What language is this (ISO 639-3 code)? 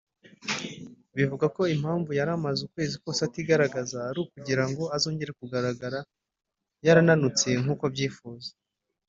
kin